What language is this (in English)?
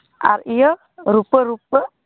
Santali